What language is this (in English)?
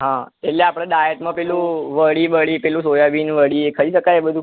Gujarati